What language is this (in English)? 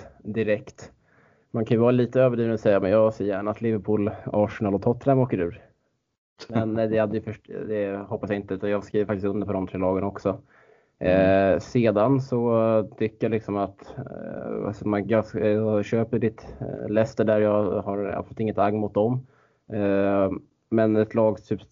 Swedish